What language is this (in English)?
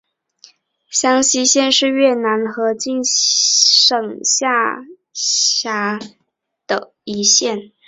Chinese